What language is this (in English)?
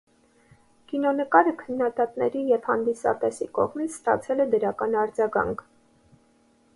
Armenian